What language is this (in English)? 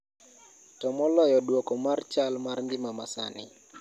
Luo (Kenya and Tanzania)